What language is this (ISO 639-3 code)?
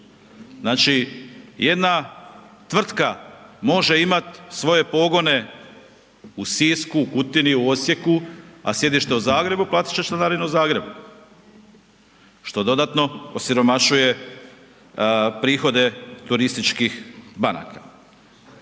hrv